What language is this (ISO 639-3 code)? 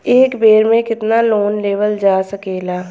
bho